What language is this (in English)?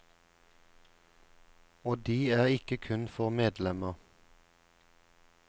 Norwegian